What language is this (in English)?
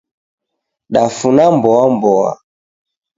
Taita